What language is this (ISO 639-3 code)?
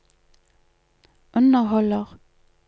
nor